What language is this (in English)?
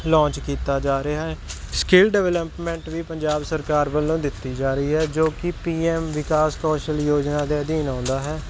Punjabi